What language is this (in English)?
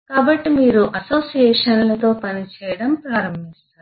Telugu